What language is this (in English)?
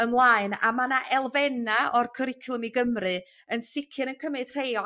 Welsh